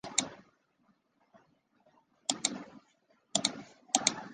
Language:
Chinese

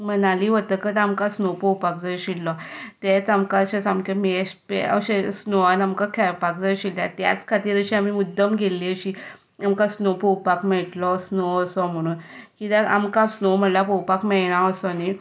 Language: Konkani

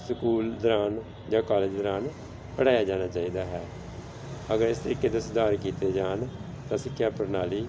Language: Punjabi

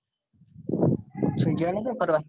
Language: Gujarati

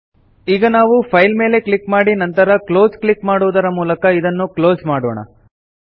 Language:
Kannada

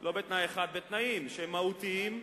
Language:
Hebrew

